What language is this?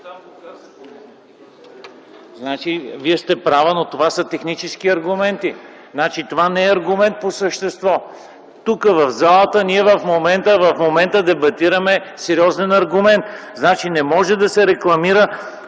Bulgarian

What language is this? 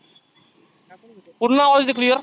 Marathi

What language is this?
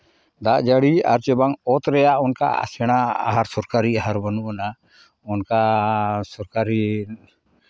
Santali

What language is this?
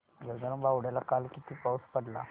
Marathi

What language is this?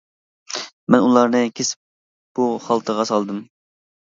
Uyghur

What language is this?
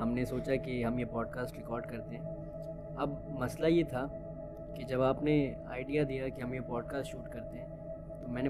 Urdu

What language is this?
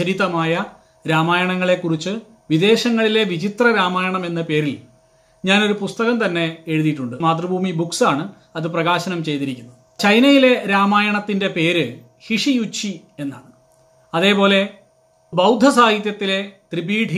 Malayalam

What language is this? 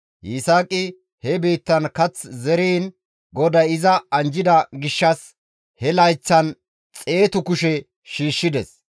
Gamo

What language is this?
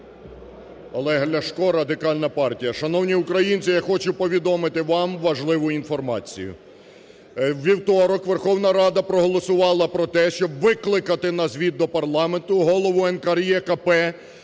Ukrainian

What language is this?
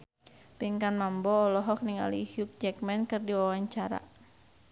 Sundanese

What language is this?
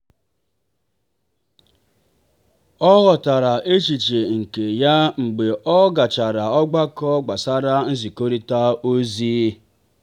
Igbo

